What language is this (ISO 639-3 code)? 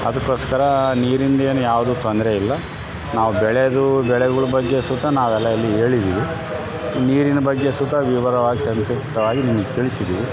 kan